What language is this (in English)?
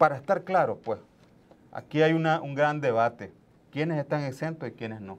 Spanish